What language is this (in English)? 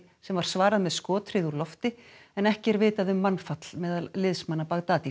Icelandic